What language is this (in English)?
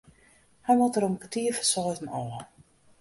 Western Frisian